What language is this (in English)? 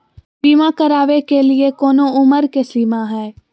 Magahi